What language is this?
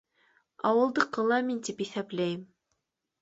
Bashkir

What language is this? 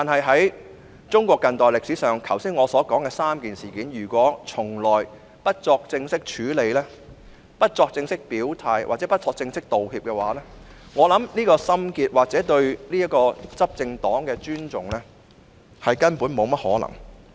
Cantonese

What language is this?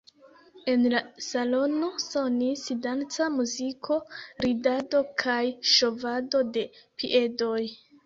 Esperanto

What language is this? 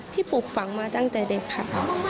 Thai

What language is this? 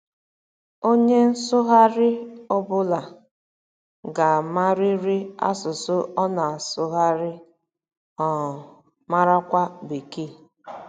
Igbo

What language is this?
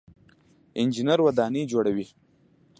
Pashto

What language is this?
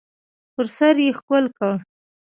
Pashto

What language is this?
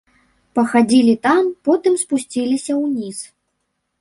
Belarusian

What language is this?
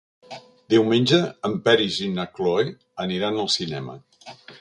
Catalan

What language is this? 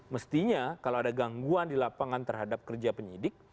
Indonesian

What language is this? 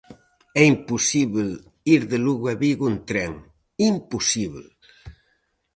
Galician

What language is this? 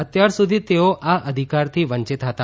Gujarati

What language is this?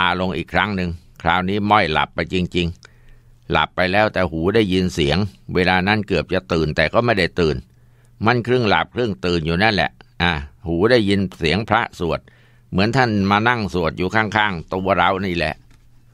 Thai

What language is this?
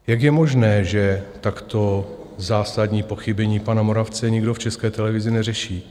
Czech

